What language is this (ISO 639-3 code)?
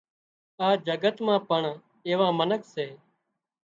kxp